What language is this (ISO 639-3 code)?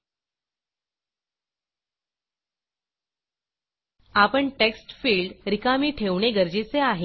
mar